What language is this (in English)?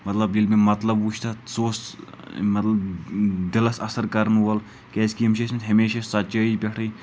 Kashmiri